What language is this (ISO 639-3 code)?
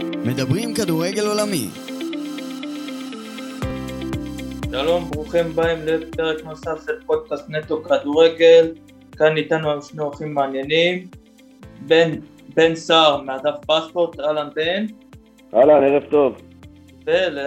heb